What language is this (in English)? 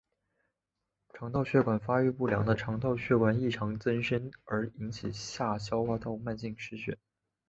Chinese